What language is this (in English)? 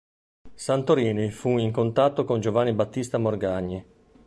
Italian